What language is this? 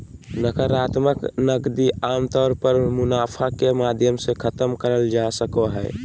Magahi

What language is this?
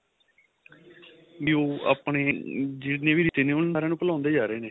Punjabi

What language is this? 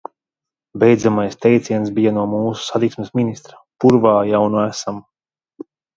Latvian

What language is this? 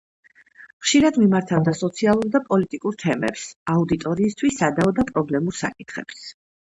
Georgian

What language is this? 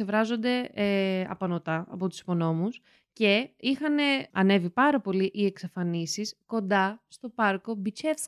Greek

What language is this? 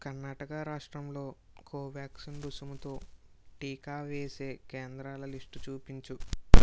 Telugu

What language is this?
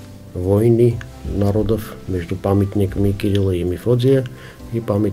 Russian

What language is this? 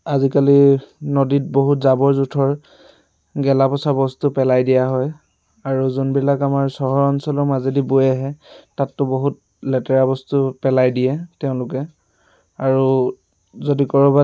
Assamese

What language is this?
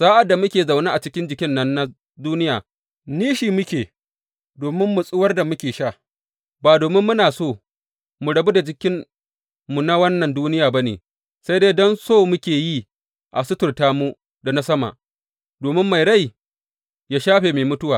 Hausa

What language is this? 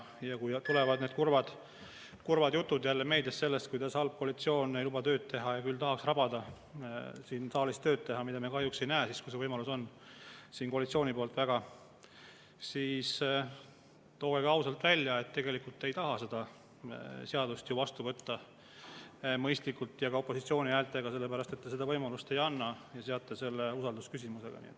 Estonian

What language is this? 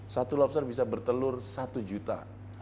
Indonesian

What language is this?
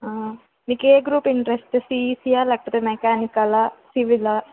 Telugu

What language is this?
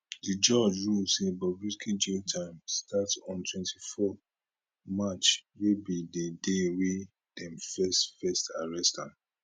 Nigerian Pidgin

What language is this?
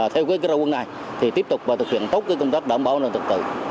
Vietnamese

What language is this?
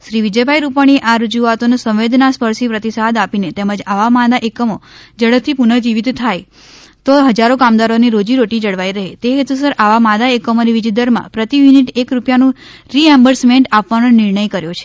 Gujarati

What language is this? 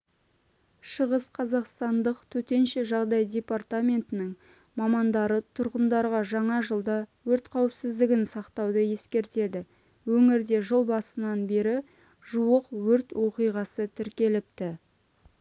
Kazakh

